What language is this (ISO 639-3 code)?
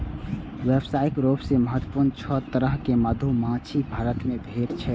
mai